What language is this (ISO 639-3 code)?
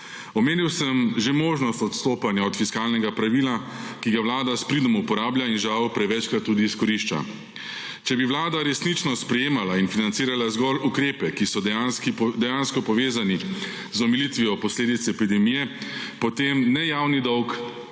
slv